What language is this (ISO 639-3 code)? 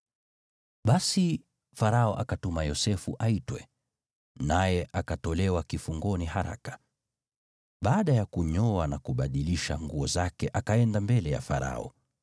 swa